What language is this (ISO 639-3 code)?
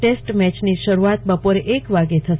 guj